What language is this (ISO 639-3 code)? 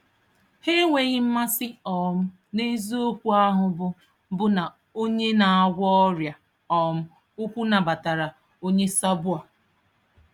ibo